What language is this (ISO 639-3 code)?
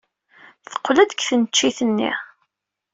kab